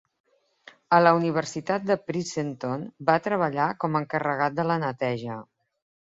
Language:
Catalan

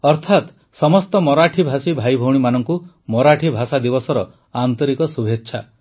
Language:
Odia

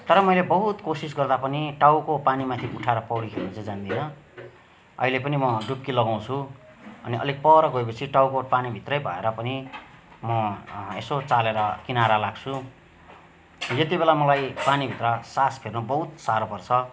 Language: Nepali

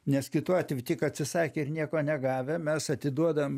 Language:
Lithuanian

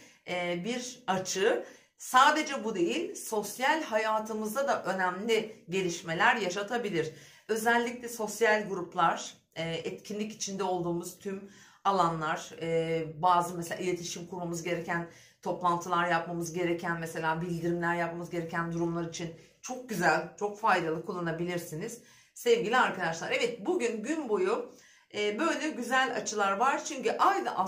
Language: Turkish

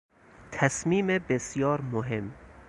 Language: Persian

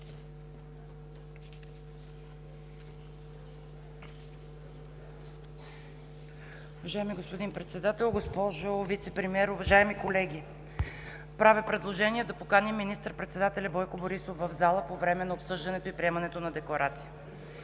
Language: Bulgarian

